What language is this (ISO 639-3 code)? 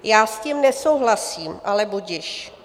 ces